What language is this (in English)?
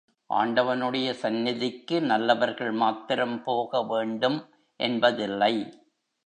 Tamil